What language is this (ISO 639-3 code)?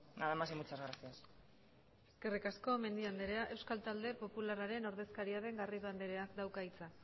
eus